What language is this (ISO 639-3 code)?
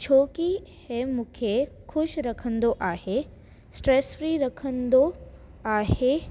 snd